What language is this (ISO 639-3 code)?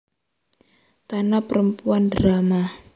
jav